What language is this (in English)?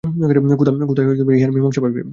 Bangla